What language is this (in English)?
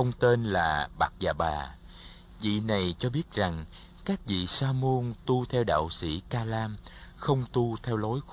Vietnamese